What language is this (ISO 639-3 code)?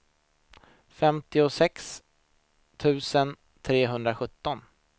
swe